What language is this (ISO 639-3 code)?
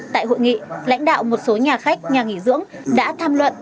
vie